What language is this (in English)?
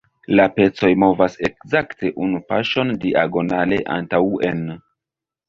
Esperanto